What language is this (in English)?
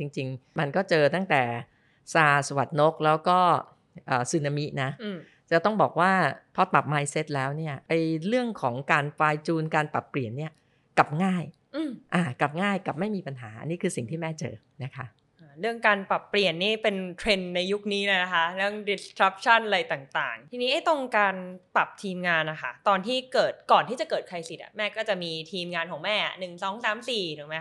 Thai